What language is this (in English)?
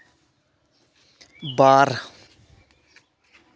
Santali